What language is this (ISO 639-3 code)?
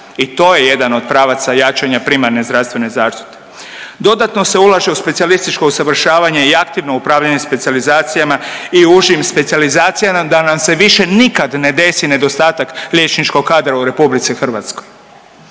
hrv